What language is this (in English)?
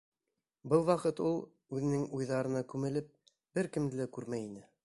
Bashkir